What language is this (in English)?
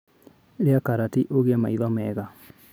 Kikuyu